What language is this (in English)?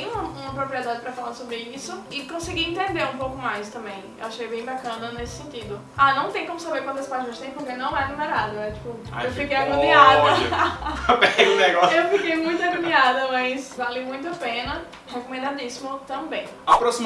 Portuguese